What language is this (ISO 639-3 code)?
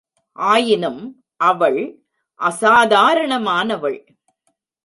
tam